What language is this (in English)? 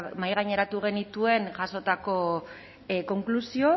Basque